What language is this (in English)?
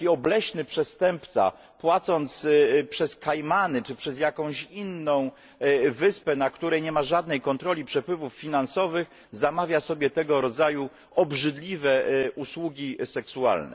Polish